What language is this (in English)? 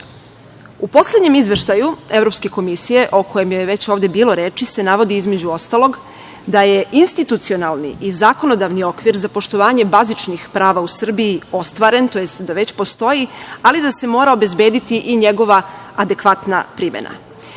Serbian